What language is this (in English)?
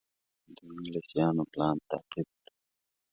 Pashto